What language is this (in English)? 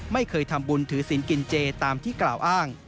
Thai